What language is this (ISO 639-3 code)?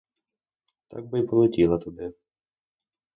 ukr